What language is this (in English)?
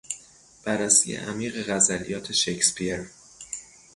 Persian